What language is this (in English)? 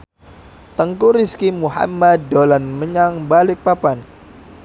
Javanese